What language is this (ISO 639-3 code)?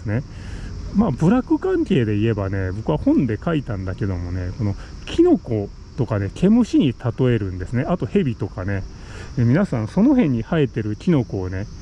jpn